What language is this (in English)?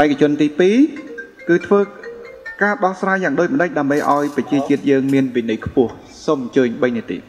Thai